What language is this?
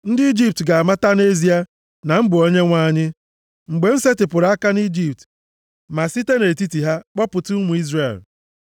Igbo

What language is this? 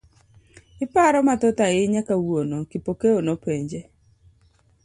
Luo (Kenya and Tanzania)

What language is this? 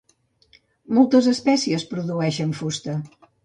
Catalan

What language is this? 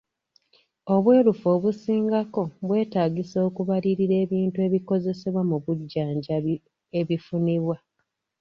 Ganda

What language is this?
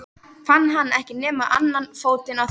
Icelandic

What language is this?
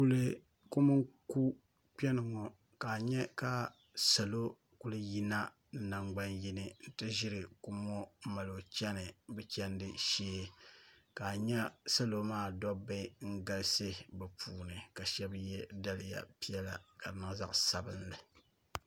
Dagbani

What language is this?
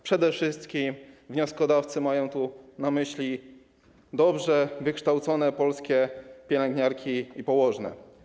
Polish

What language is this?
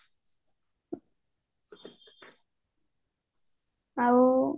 Odia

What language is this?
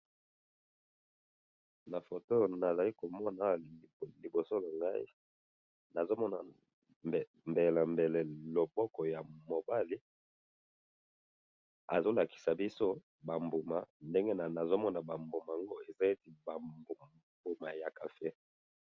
Lingala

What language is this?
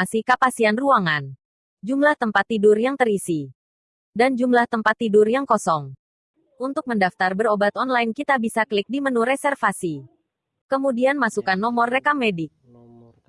Indonesian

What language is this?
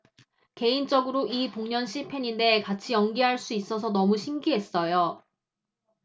Korean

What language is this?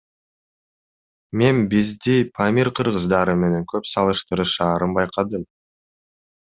Kyrgyz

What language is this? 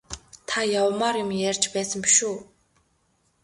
Mongolian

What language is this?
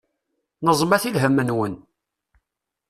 Kabyle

